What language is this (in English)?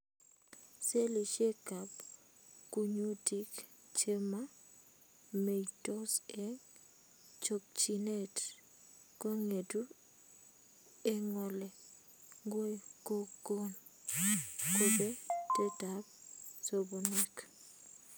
Kalenjin